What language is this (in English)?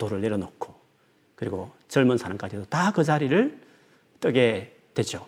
Korean